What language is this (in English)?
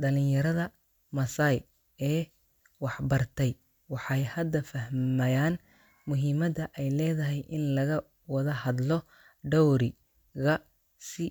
Somali